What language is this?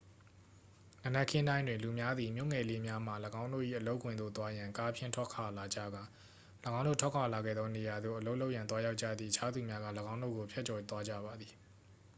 Burmese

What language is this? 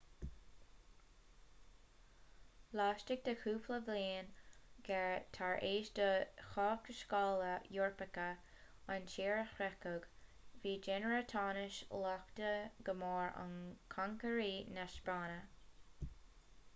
Irish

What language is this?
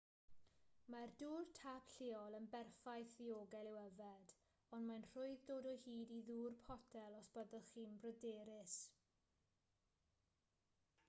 Welsh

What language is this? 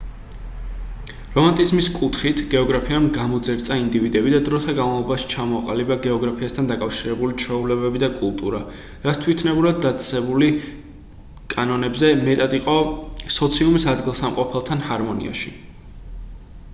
Georgian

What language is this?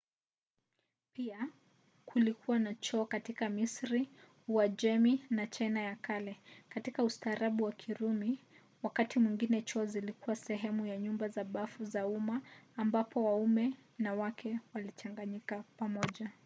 Swahili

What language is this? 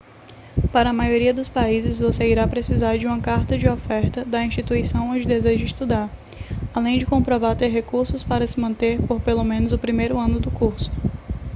Portuguese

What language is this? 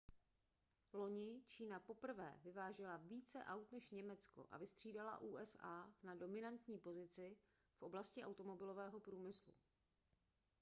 Czech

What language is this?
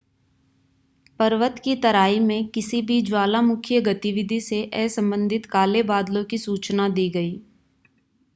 Hindi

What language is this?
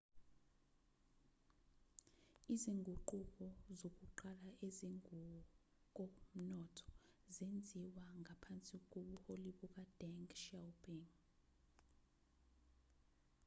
Zulu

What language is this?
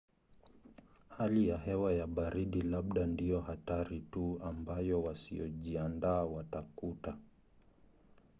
Swahili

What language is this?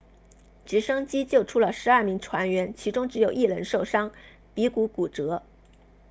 Chinese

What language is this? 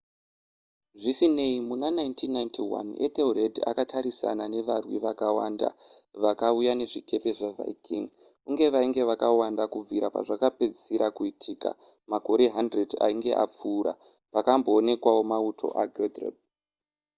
Shona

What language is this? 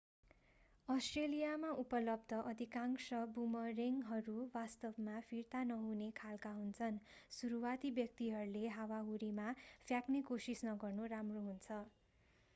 Nepali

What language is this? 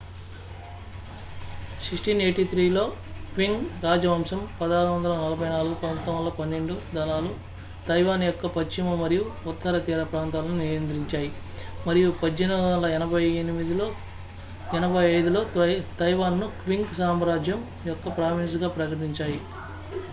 Telugu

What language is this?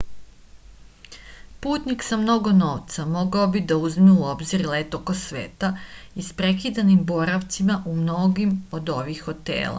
Serbian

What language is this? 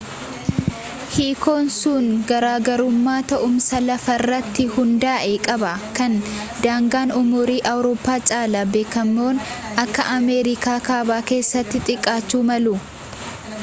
Oromo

